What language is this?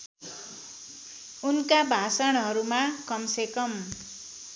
Nepali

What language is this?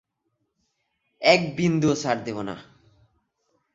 Bangla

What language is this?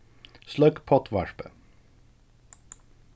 Faroese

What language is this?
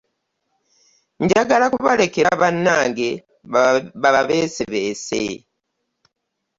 Ganda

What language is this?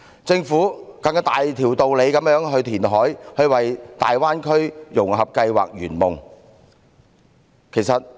Cantonese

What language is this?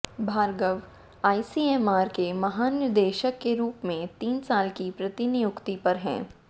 Hindi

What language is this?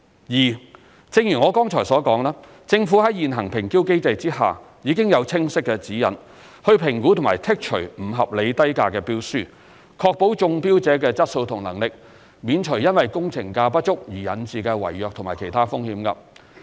Cantonese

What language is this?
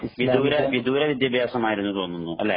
Malayalam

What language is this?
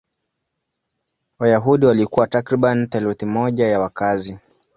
Swahili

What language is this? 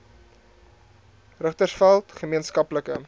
Afrikaans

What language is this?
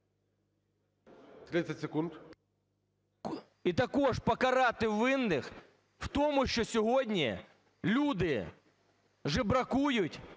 Ukrainian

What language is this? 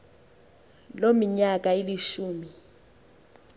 Xhosa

